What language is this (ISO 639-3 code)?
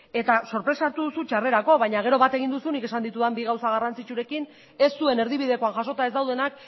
eus